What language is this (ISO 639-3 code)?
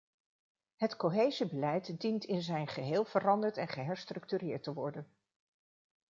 nld